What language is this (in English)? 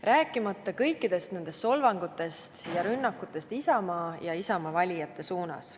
Estonian